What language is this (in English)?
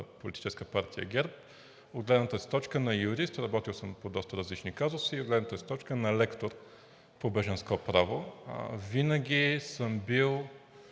Bulgarian